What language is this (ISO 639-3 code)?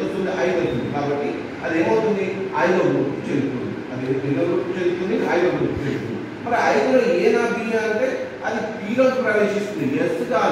hin